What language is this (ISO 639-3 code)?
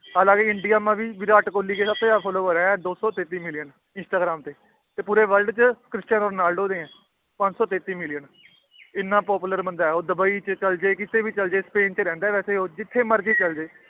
pan